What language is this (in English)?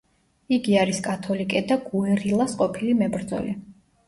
Georgian